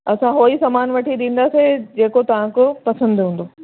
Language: Sindhi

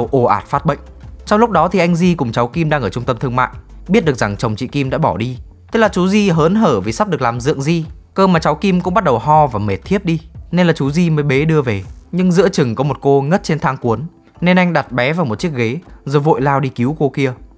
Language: Vietnamese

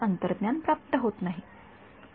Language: Marathi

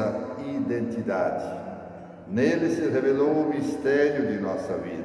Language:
Portuguese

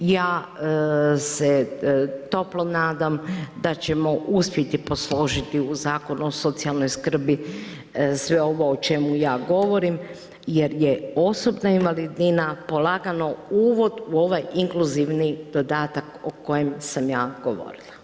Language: Croatian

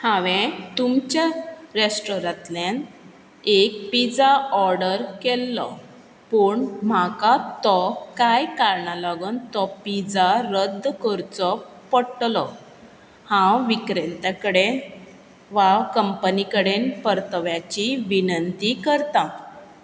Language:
Konkani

